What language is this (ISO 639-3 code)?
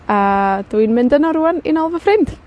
cym